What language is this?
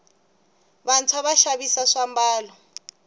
Tsonga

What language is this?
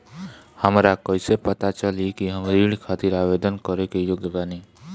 Bhojpuri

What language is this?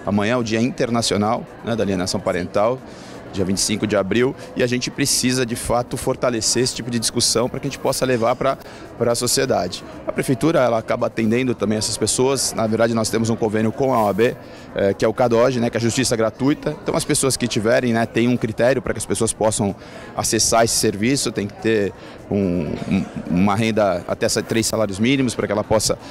Portuguese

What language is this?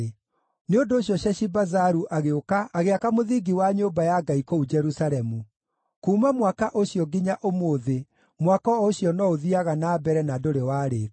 Kikuyu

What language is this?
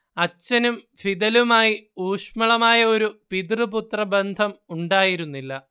Malayalam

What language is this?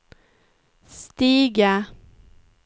Swedish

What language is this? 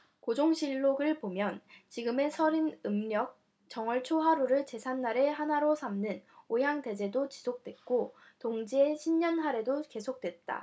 Korean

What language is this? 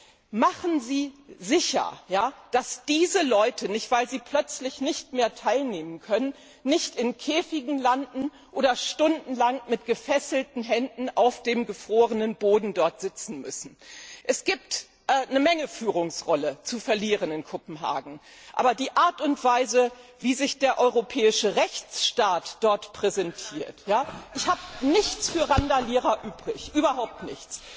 German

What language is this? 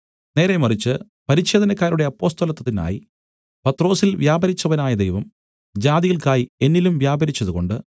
Malayalam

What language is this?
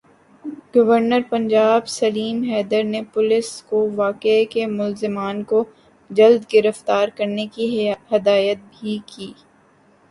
Urdu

